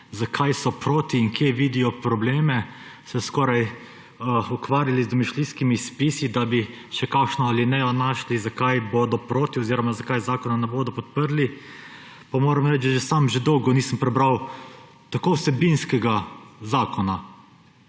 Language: Slovenian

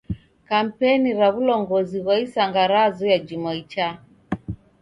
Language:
Taita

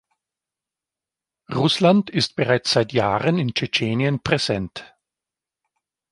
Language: German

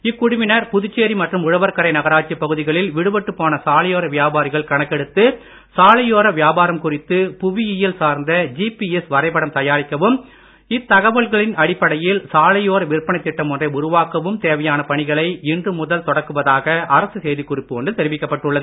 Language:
Tamil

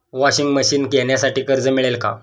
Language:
Marathi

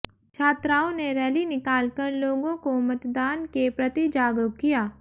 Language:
Hindi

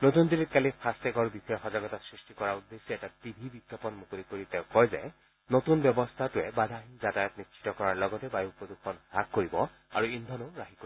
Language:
Assamese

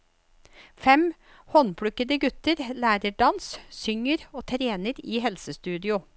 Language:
Norwegian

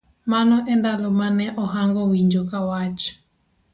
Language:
Luo (Kenya and Tanzania)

